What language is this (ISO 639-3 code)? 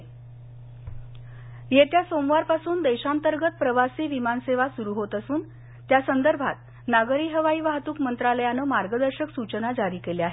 mar